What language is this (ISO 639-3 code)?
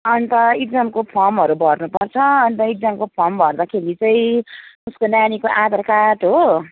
nep